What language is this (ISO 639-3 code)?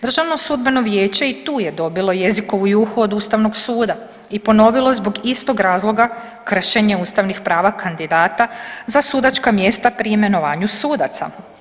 hrv